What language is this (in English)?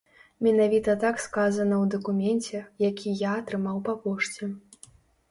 Belarusian